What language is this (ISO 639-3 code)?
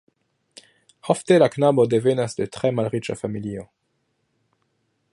epo